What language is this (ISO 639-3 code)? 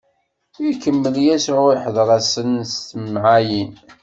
kab